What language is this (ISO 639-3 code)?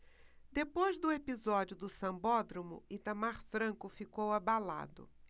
por